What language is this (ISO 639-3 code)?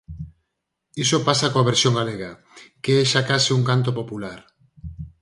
glg